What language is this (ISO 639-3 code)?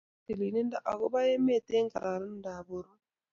kln